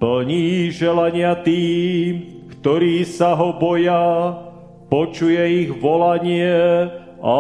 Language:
Slovak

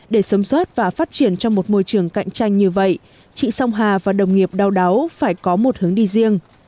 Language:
Vietnamese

